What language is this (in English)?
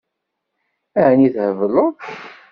Kabyle